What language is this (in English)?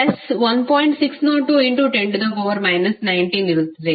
Kannada